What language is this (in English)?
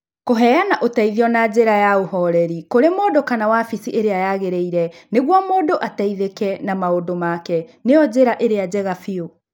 Kikuyu